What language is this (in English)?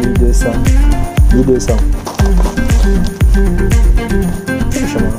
French